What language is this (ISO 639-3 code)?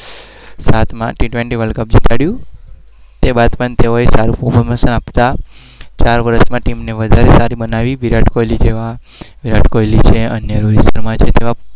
guj